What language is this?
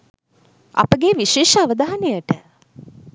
Sinhala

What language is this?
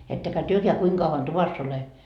Finnish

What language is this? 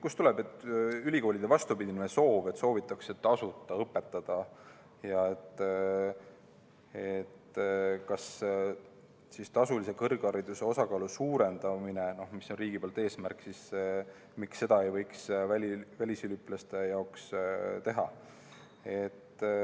Estonian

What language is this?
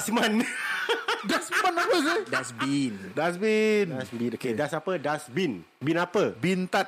Malay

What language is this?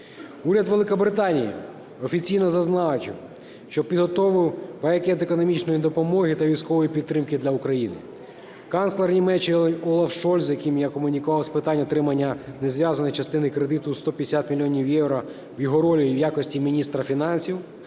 Ukrainian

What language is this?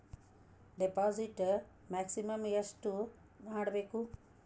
Kannada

